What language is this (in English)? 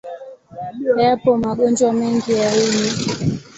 Swahili